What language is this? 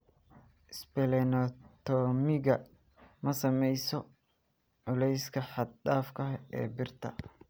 Somali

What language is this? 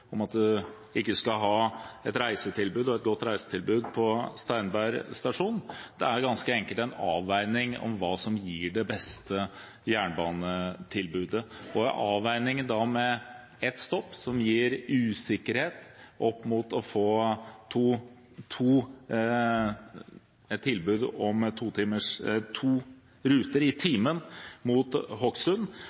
Norwegian Bokmål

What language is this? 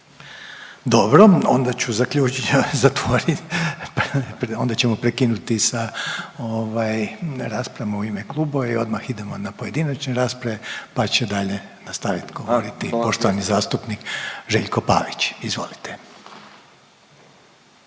Croatian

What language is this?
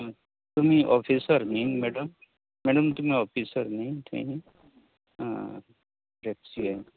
Konkani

